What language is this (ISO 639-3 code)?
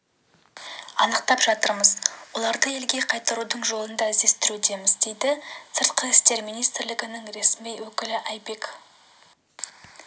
kaz